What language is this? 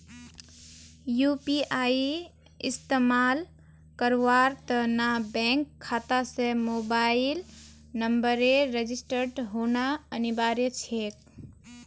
Magahi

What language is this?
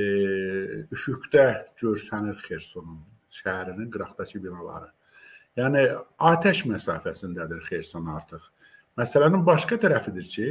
Turkish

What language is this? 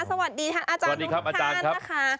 Thai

